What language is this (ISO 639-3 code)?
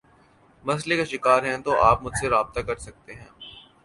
urd